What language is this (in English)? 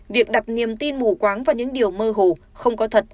Vietnamese